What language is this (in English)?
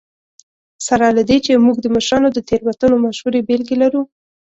Pashto